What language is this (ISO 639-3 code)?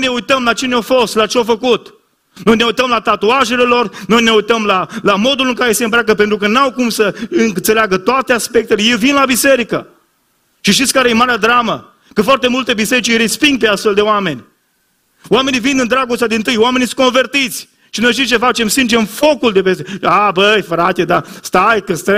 ron